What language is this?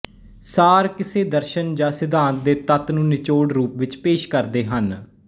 Punjabi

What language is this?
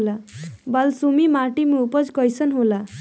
Bhojpuri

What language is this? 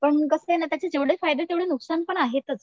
Marathi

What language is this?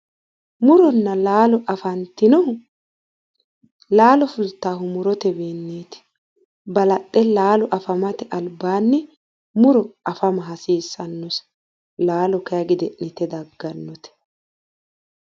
Sidamo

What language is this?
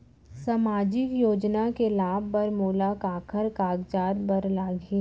Chhattisgarhi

